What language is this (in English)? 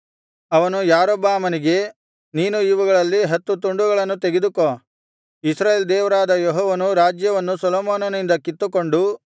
Kannada